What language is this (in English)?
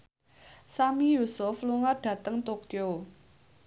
Javanese